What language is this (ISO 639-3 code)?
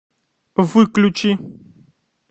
rus